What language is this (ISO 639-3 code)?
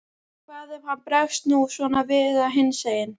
isl